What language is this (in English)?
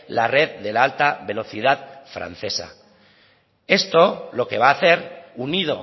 Spanish